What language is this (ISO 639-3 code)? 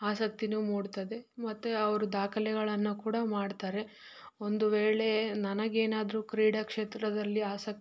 kan